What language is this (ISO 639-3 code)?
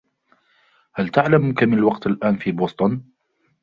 ara